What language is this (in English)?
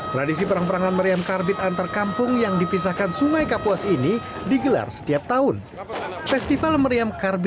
Indonesian